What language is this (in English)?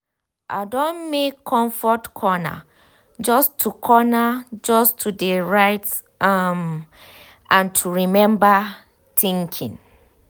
Nigerian Pidgin